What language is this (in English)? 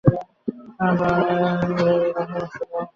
Bangla